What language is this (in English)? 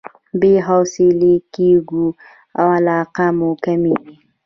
Pashto